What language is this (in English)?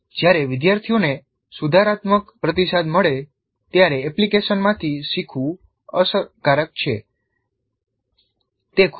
Gujarati